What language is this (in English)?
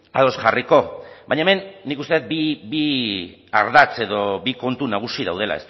Basque